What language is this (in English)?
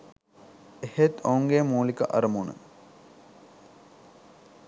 Sinhala